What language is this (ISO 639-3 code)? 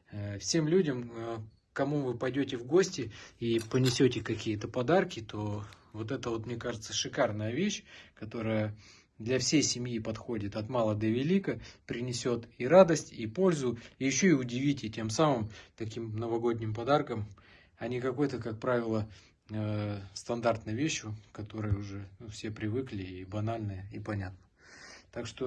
rus